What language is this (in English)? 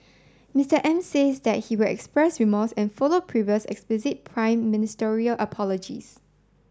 English